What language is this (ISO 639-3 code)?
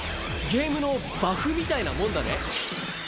jpn